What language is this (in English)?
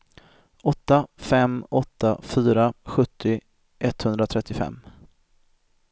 Swedish